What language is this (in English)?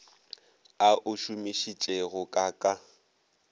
Northern Sotho